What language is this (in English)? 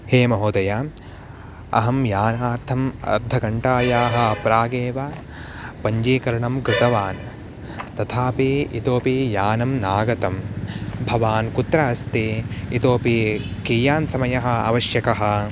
Sanskrit